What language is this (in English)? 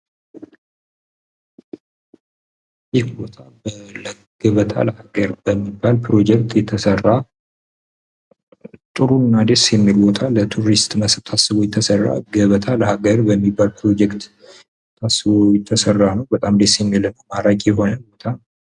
Amharic